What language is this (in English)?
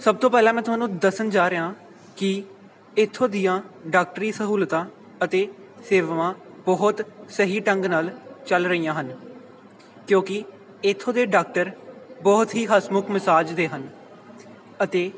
Punjabi